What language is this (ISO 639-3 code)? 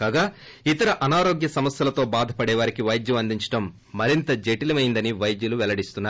tel